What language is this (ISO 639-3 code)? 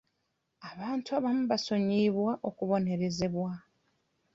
lug